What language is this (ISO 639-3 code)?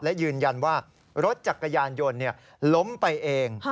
tha